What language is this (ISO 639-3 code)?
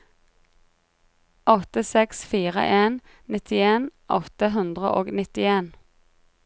nor